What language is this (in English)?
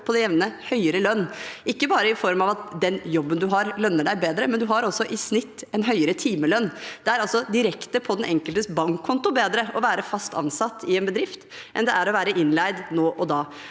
Norwegian